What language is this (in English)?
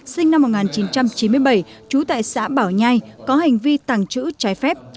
Vietnamese